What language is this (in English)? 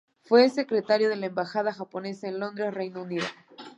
Spanish